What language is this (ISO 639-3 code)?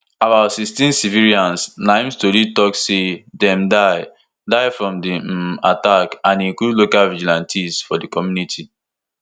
pcm